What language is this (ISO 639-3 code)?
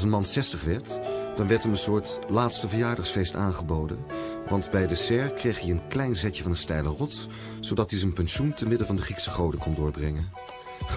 nld